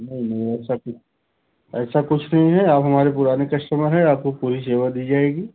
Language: Hindi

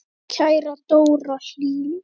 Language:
Icelandic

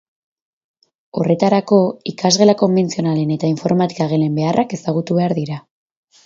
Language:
Basque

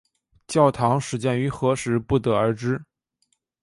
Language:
Chinese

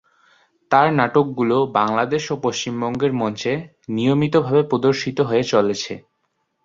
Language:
Bangla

